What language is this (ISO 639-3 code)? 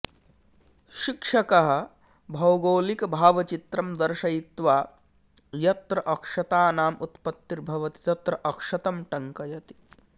san